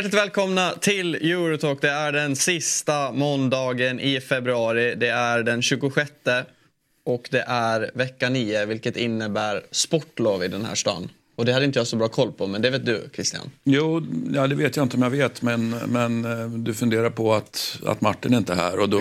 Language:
Swedish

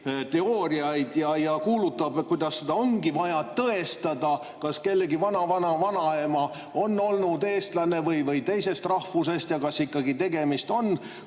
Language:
Estonian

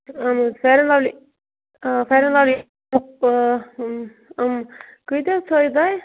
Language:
Kashmiri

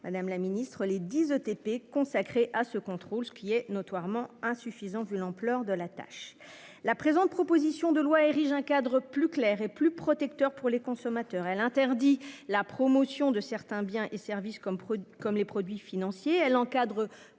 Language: French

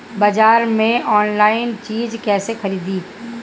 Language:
Bhojpuri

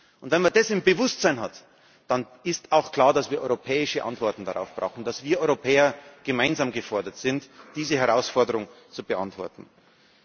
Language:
German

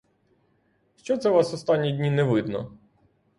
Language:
Ukrainian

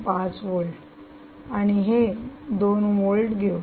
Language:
Marathi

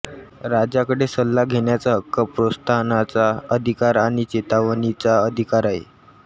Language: Marathi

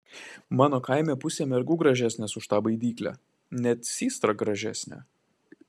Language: Lithuanian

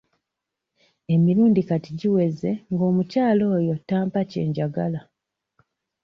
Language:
Ganda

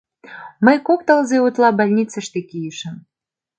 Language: Mari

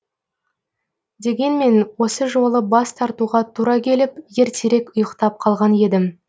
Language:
Kazakh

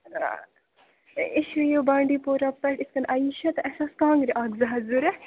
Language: Kashmiri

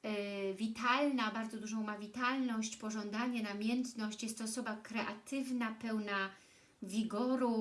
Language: Polish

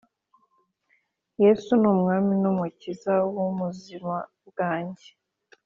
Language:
Kinyarwanda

